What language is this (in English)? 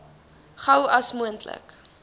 Afrikaans